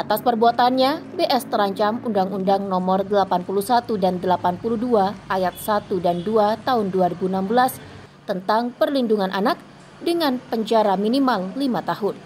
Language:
Indonesian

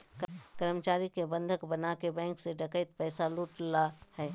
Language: Magahi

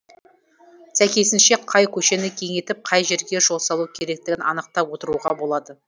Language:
Kazakh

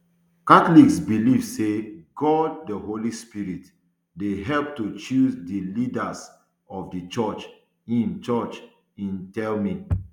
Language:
Nigerian Pidgin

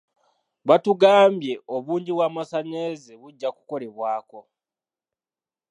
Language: Ganda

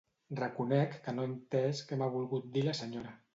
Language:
Catalan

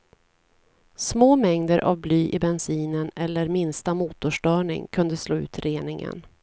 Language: Swedish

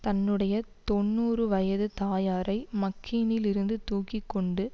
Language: Tamil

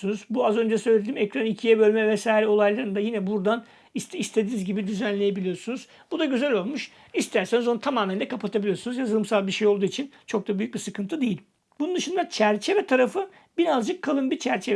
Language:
Turkish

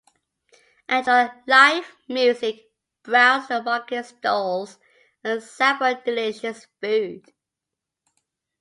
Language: English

